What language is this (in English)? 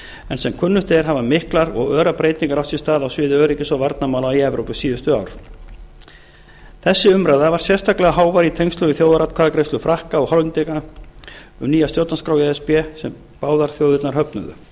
Icelandic